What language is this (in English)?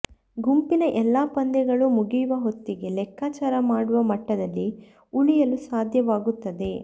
Kannada